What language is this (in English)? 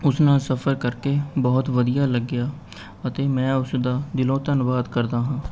Punjabi